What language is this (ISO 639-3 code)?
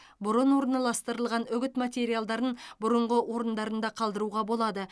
kaz